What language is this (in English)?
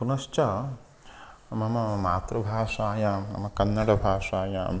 Sanskrit